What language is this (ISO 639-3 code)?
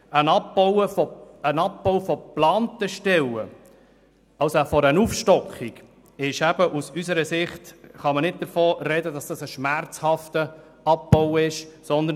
gsw